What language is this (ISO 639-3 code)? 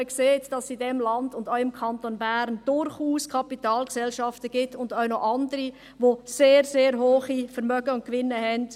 gsw